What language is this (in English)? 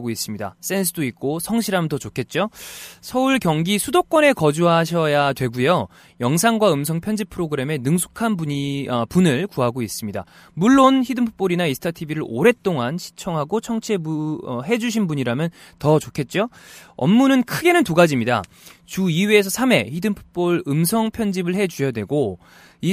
Korean